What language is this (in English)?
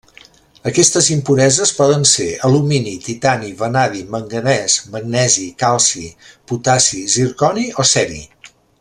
Catalan